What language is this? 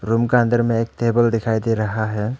Hindi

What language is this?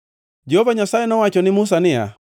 Luo (Kenya and Tanzania)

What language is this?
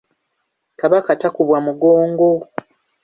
Ganda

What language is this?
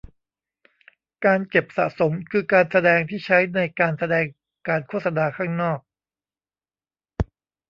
Thai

